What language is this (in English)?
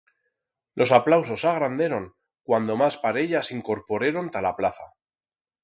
Aragonese